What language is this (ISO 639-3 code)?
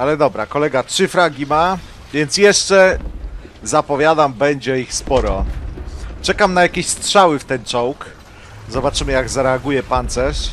pol